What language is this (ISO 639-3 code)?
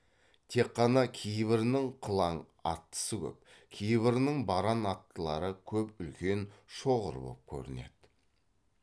kaz